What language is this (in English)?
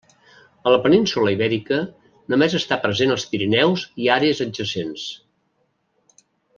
Catalan